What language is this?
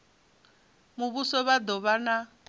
Venda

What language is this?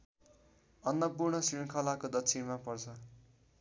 Nepali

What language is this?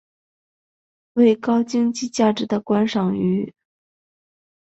Chinese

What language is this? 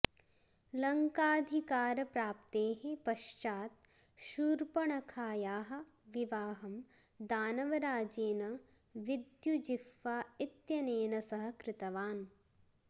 Sanskrit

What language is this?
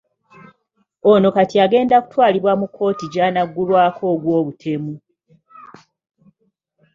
Ganda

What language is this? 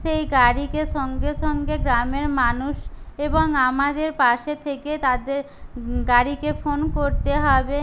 Bangla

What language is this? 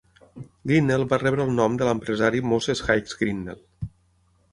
Catalan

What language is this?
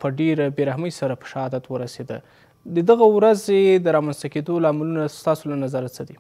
Persian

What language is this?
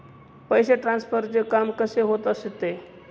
Marathi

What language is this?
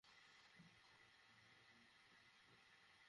Bangla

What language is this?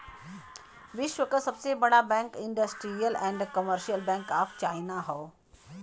Bhojpuri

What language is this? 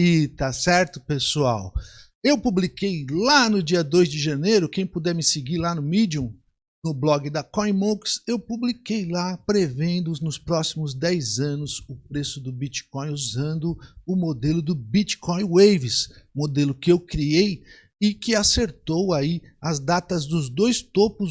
Portuguese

